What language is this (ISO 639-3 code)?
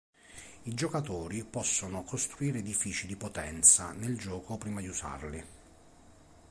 ita